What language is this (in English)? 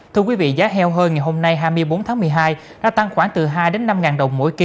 Vietnamese